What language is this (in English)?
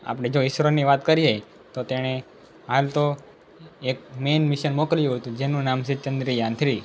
Gujarati